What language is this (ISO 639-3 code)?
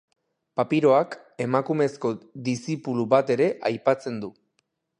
eus